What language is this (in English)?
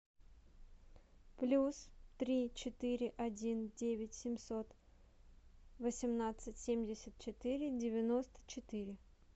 Russian